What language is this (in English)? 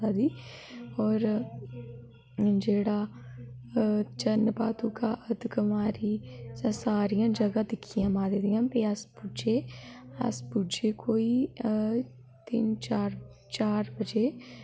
Dogri